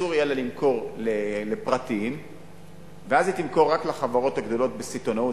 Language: Hebrew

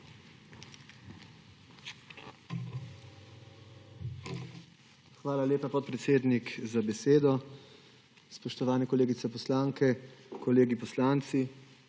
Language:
Slovenian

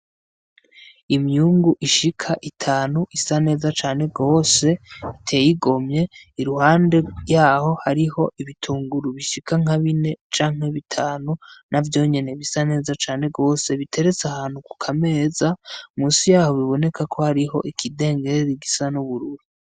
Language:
Rundi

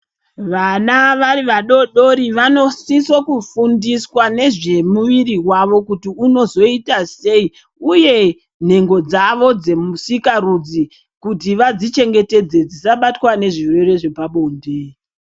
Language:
Ndau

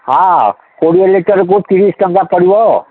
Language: Odia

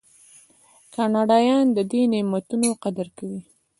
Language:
Pashto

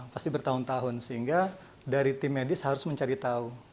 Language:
Indonesian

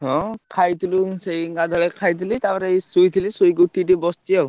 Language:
Odia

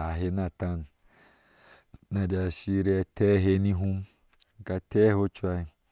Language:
Ashe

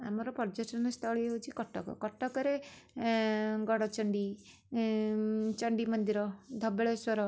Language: Odia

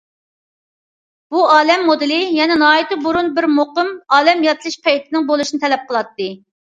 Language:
Uyghur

